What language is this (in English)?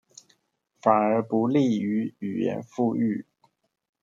Chinese